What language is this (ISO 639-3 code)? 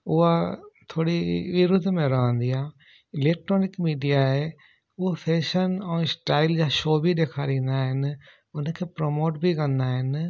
snd